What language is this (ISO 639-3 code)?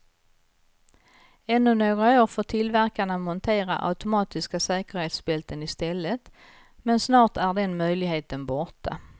swe